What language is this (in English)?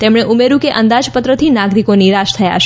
Gujarati